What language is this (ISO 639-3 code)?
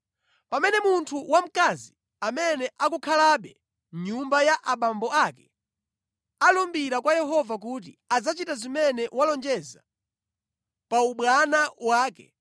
nya